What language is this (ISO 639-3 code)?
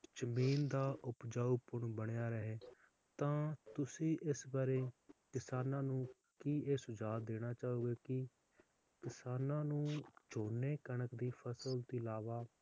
pan